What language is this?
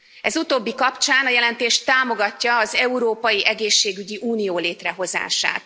Hungarian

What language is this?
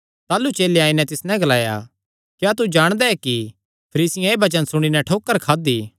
Kangri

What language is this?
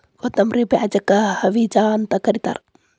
Kannada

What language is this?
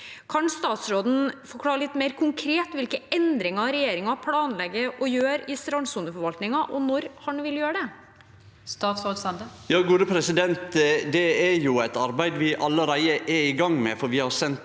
Norwegian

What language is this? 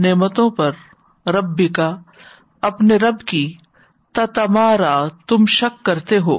Urdu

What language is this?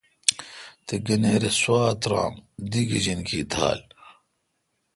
Kalkoti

